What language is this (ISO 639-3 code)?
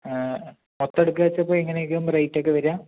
mal